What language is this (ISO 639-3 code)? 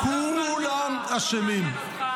heb